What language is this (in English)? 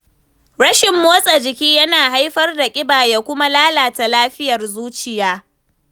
Hausa